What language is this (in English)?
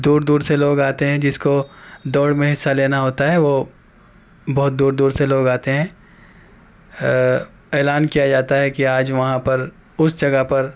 Urdu